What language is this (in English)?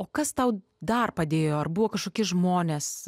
Lithuanian